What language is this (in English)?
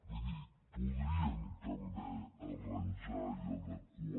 Catalan